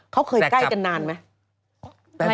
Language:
Thai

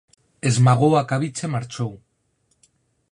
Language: Galician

